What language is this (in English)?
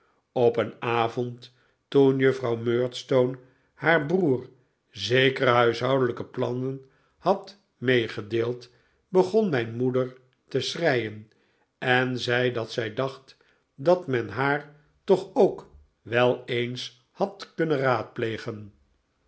Dutch